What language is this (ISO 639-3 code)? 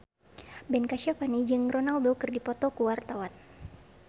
sun